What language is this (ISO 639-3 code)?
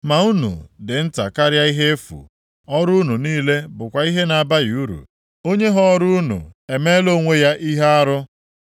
ibo